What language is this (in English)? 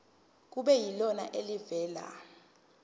Zulu